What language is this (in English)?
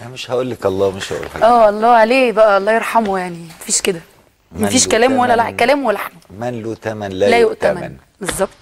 Arabic